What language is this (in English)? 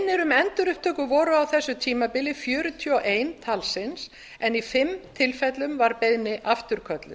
Icelandic